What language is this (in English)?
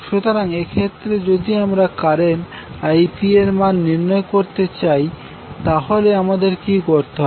Bangla